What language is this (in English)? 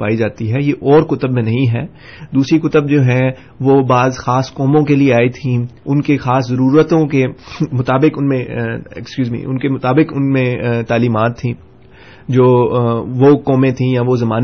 Urdu